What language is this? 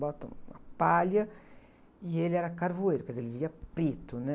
Portuguese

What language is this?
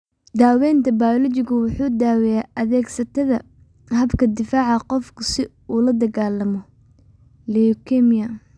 Somali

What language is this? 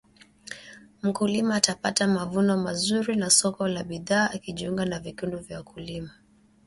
Swahili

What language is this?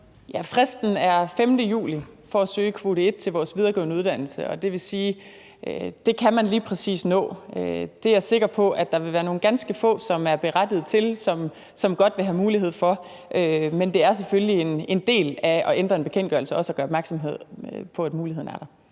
Danish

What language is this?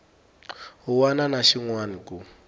Tsonga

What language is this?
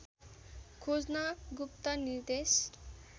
Nepali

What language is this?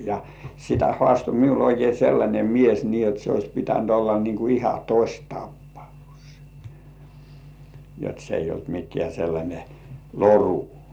Finnish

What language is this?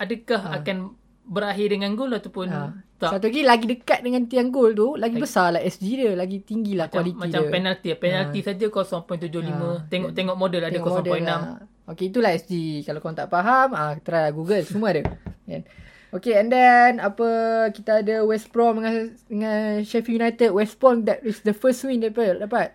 Malay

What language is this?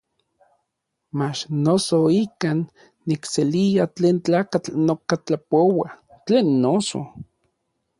Orizaba Nahuatl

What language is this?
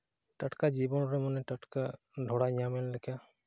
Santali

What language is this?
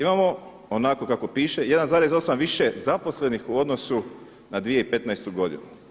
Croatian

